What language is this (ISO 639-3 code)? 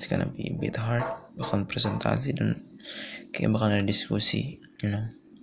ind